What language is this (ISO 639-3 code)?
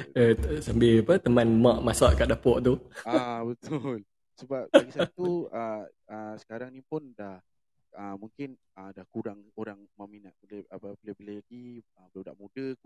msa